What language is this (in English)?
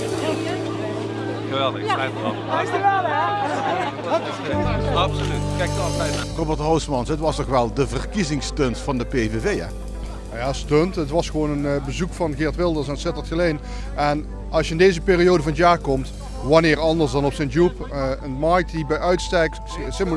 Dutch